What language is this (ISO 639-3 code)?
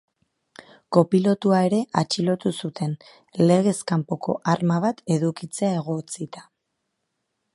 eus